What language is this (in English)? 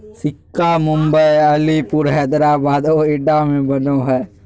Magahi